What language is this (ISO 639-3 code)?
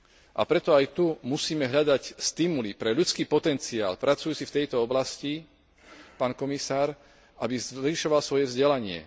slk